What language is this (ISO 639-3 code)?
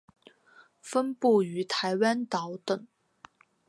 zho